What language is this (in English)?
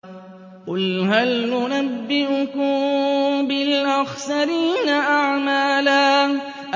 Arabic